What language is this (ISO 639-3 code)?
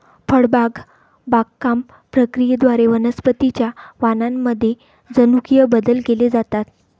mar